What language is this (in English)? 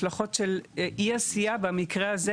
Hebrew